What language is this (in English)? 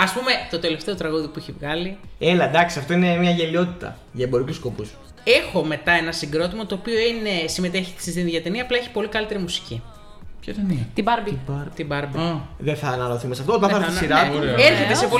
Greek